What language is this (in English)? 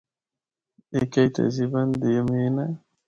Northern Hindko